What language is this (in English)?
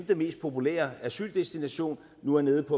Danish